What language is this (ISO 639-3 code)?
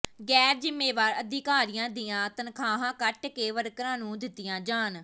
pan